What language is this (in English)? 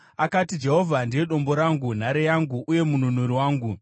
Shona